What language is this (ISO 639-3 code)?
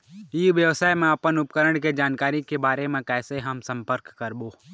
hne